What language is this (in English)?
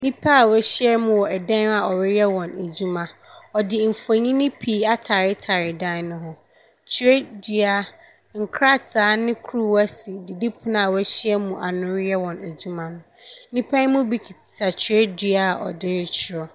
Akan